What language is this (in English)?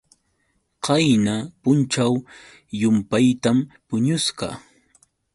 Yauyos Quechua